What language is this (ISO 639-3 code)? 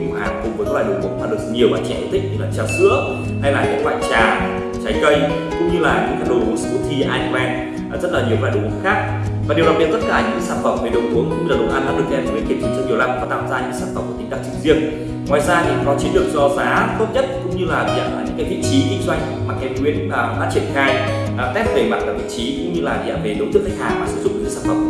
vie